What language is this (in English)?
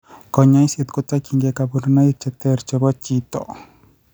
Kalenjin